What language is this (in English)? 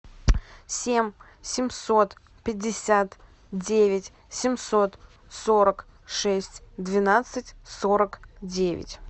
Russian